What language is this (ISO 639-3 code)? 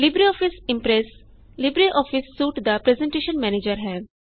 pan